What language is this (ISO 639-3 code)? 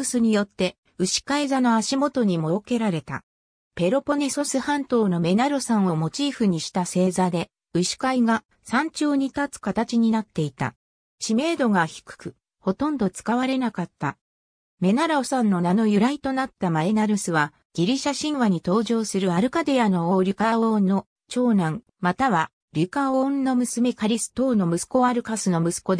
jpn